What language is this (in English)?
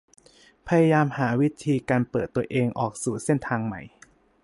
Thai